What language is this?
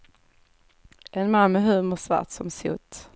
Swedish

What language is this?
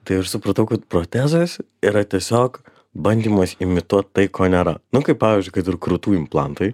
Lithuanian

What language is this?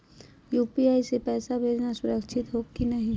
Magahi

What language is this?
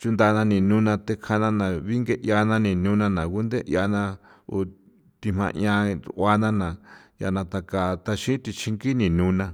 San Felipe Otlaltepec Popoloca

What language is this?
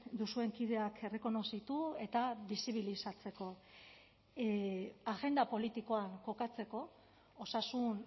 Basque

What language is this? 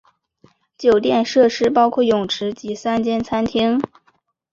Chinese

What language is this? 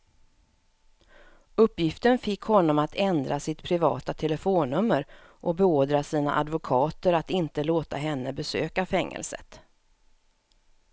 Swedish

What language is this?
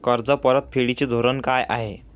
Marathi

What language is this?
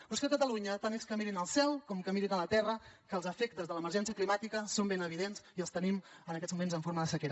Catalan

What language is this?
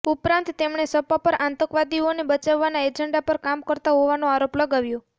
Gujarati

